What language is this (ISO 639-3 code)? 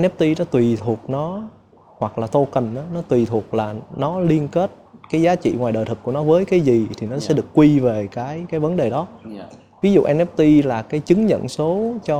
vie